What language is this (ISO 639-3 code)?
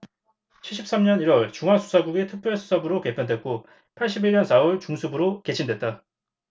kor